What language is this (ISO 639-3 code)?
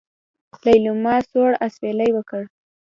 pus